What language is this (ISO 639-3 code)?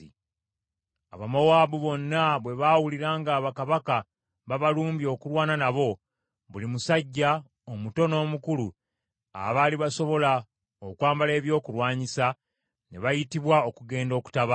lug